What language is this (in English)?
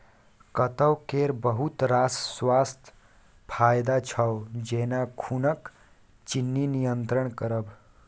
Maithili